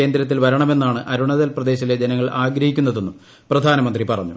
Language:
Malayalam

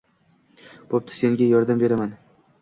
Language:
Uzbek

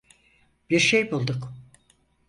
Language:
Turkish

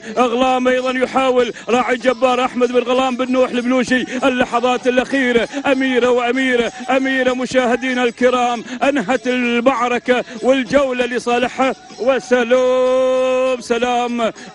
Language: Arabic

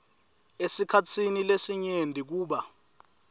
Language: Swati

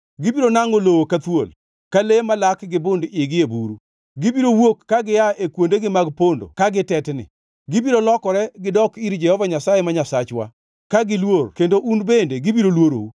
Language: Luo (Kenya and Tanzania)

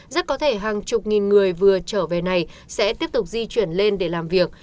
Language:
Vietnamese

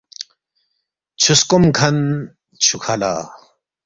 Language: Balti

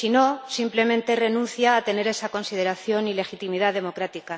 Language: Spanish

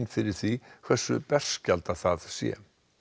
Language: Icelandic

